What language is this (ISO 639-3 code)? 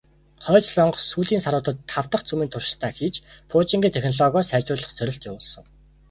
mon